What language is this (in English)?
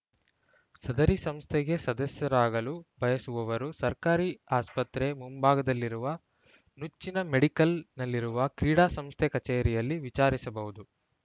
Kannada